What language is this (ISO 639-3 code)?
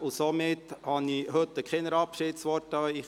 gsw